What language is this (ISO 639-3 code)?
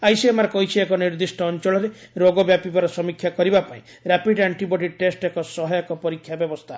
ori